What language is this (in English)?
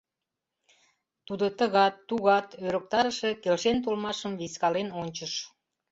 Mari